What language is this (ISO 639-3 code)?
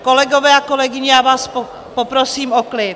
ces